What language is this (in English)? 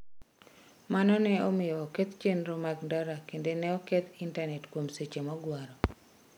Luo (Kenya and Tanzania)